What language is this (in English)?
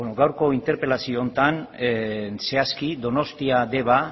Basque